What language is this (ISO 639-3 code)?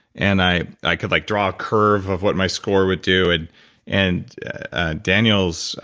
eng